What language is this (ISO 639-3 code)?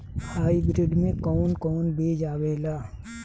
bho